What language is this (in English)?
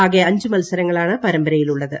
Malayalam